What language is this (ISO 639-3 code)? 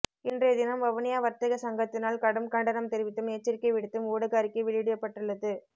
tam